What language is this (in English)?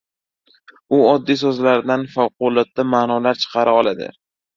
Uzbek